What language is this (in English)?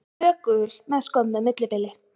Icelandic